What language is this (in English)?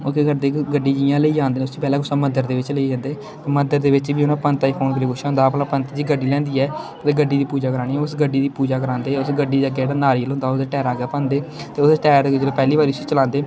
Dogri